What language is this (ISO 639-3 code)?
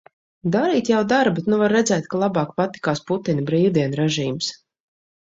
lav